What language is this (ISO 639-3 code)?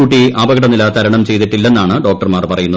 mal